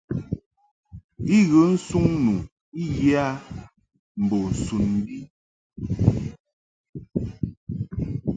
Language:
Mungaka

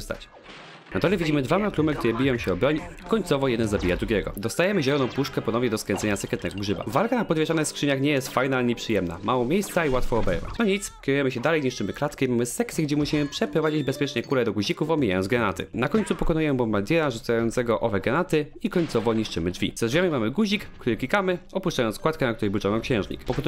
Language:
Polish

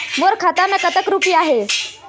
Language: Chhattisgarhi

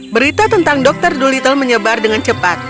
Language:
Indonesian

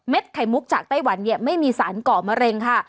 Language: Thai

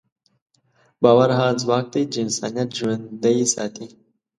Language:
Pashto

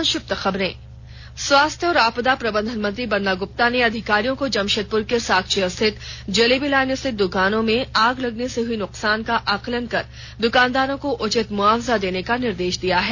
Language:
Hindi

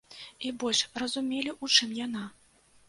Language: Belarusian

